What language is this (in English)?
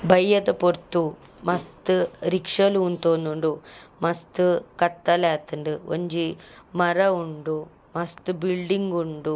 Tulu